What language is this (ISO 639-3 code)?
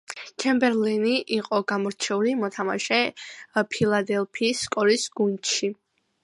kat